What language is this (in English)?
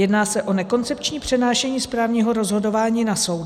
Czech